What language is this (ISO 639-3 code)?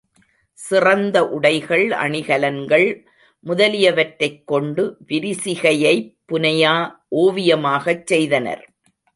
tam